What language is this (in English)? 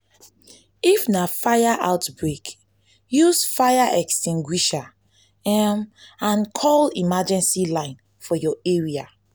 Nigerian Pidgin